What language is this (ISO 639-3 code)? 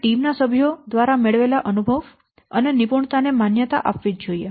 guj